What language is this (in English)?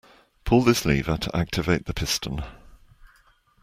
English